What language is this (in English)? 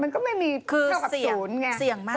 Thai